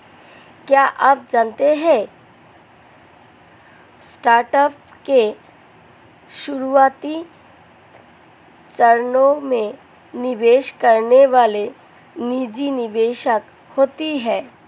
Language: Hindi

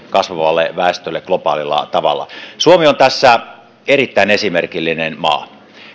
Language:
Finnish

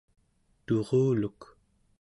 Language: Central Yupik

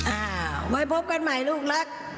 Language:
Thai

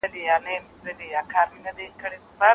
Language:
Pashto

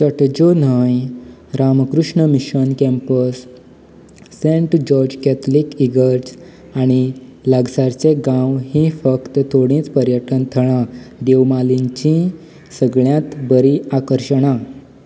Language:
Konkani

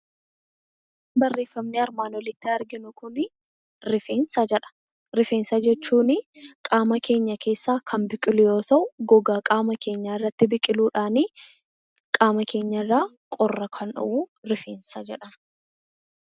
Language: Oromo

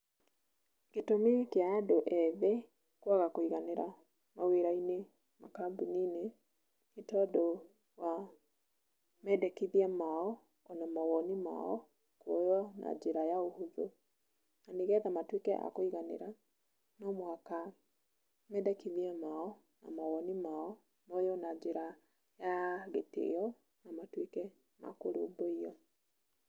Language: Kikuyu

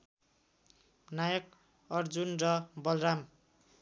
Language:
Nepali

